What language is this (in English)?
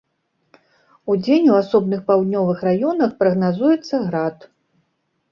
Belarusian